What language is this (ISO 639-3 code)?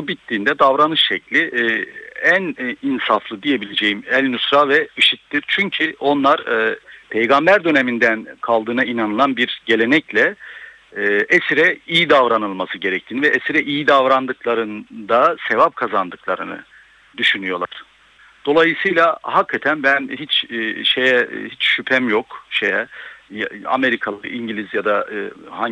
tur